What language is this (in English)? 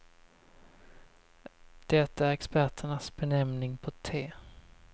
Swedish